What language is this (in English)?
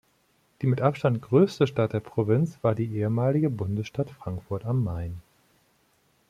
German